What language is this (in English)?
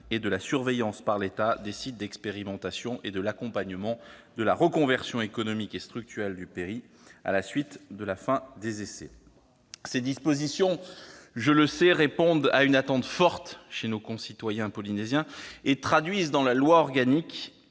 French